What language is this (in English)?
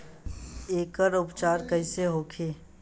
Bhojpuri